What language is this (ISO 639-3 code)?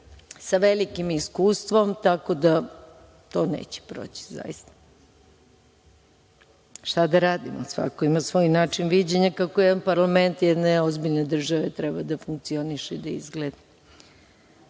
srp